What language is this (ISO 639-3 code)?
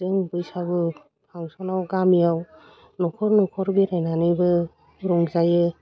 brx